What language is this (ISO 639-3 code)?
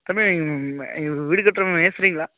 tam